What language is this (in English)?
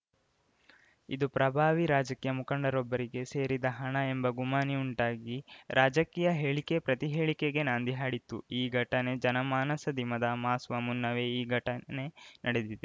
Kannada